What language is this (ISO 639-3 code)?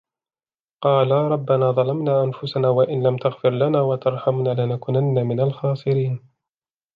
ara